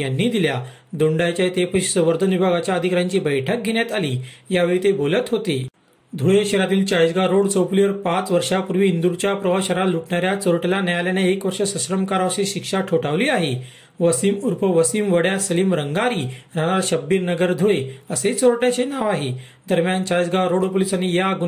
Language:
Marathi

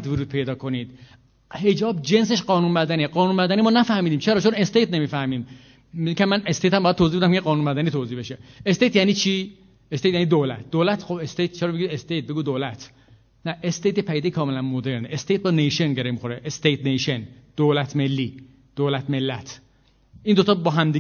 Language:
Persian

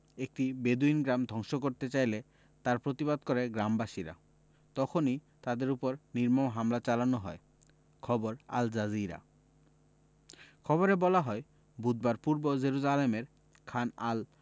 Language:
Bangla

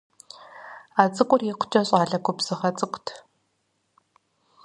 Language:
Kabardian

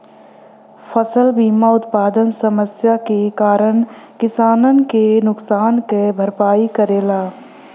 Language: Bhojpuri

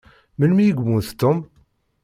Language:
Kabyle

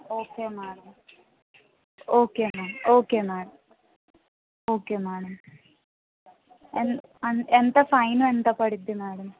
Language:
Telugu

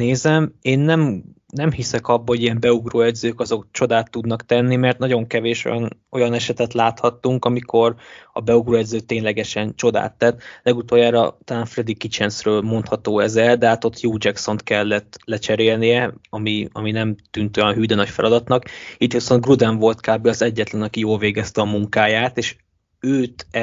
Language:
Hungarian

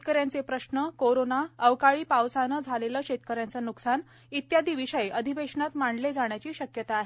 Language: Marathi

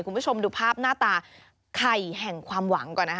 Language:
Thai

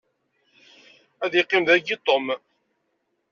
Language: Kabyle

